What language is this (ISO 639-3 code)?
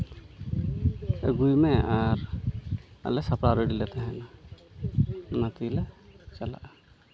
sat